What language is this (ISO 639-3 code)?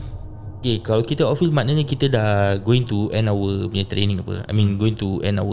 msa